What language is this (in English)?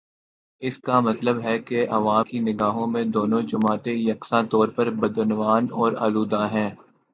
Urdu